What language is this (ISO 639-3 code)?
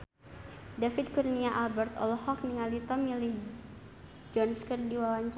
sun